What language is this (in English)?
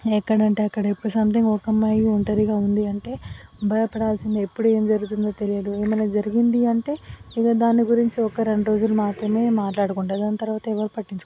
Telugu